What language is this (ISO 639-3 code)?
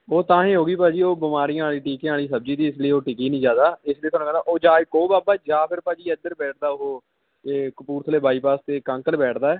pan